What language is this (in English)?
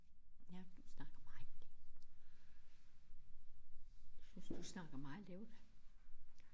Danish